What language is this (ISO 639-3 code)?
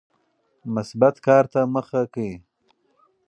pus